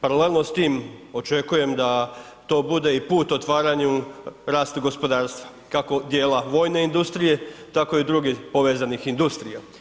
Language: Croatian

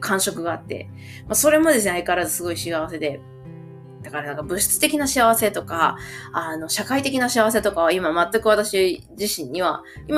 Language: Japanese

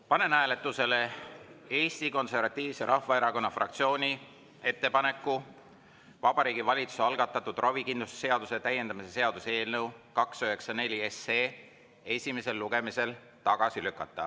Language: Estonian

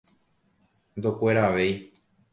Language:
Guarani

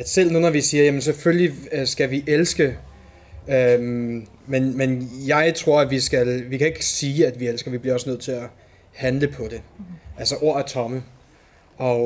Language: Danish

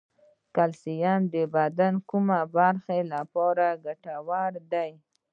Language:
Pashto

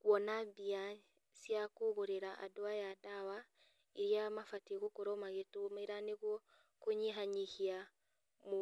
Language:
Kikuyu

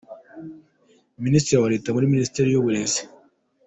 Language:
Kinyarwanda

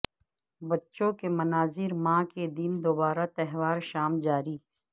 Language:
Urdu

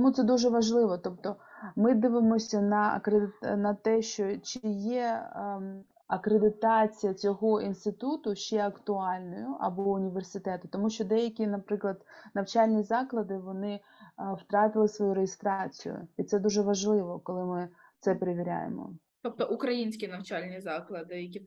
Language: Ukrainian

